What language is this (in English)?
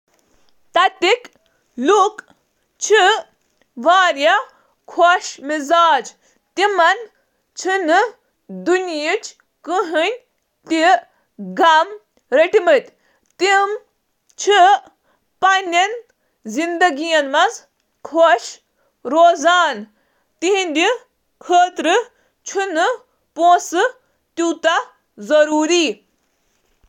Kashmiri